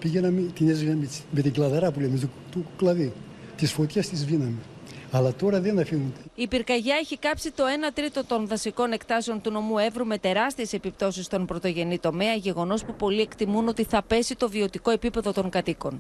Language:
Greek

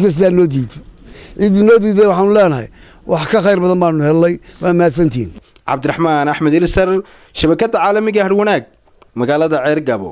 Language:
Arabic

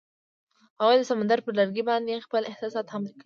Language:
Pashto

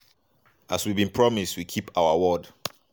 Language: Nigerian Pidgin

